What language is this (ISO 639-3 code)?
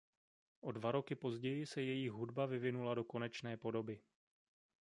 ces